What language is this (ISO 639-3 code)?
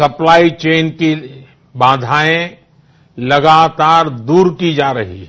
hin